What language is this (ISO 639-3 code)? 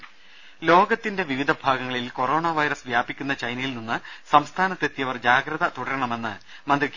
mal